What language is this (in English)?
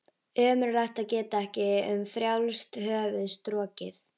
Icelandic